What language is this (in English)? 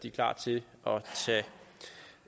Danish